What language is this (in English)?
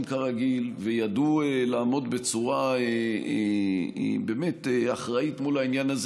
Hebrew